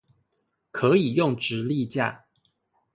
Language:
Chinese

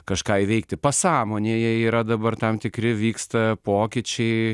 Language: Lithuanian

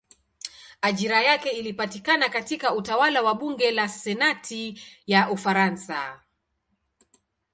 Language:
Swahili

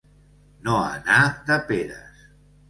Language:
Catalan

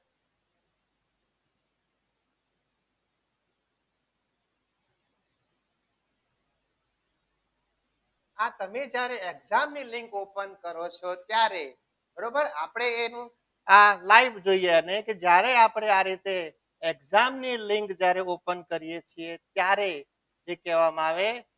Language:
Gujarati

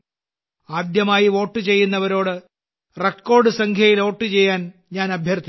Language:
Malayalam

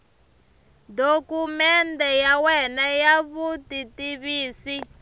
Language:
Tsonga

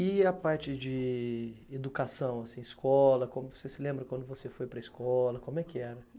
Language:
Portuguese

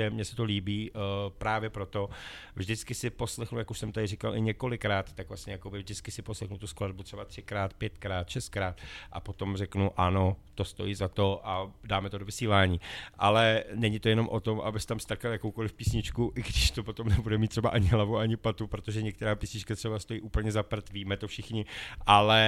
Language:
Czech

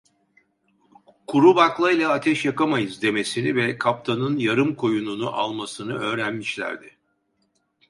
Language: Turkish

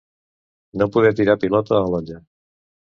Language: Catalan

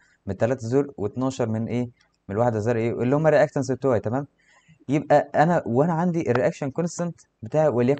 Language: Arabic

